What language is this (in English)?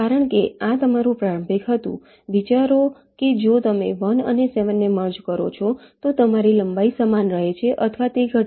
Gujarati